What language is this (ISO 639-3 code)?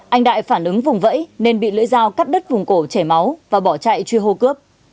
vie